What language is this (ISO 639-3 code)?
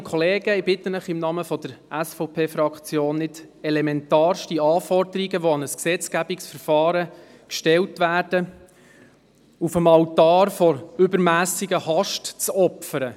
gsw